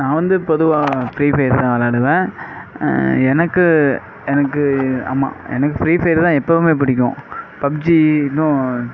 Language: Tamil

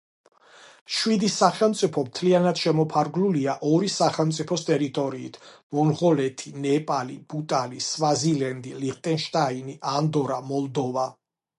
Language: Georgian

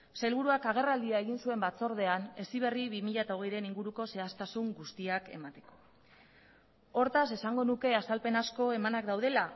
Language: Basque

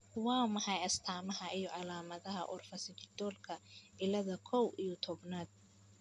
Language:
Somali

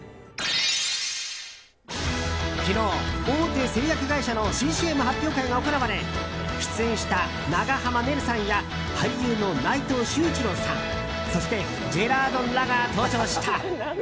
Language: Japanese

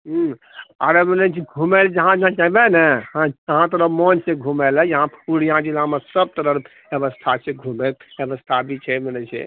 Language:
Maithili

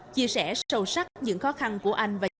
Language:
Vietnamese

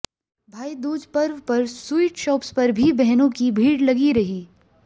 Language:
Hindi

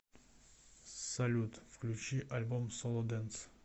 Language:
Russian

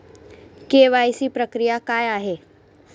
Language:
Marathi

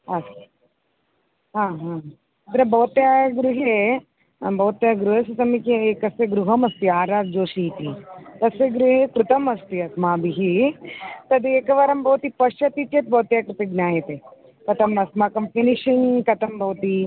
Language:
Sanskrit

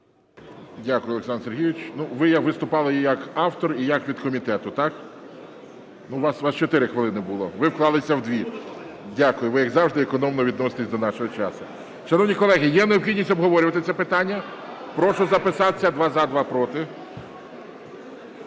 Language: Ukrainian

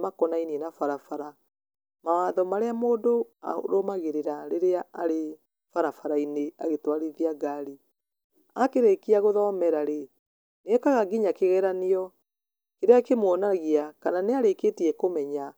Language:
Kikuyu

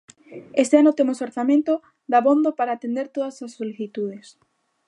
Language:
Galician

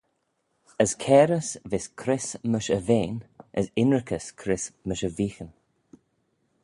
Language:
Manx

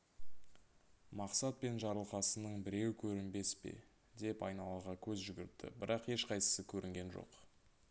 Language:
Kazakh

